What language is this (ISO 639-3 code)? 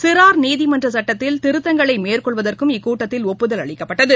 tam